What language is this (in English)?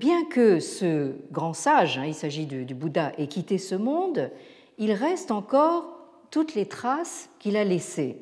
French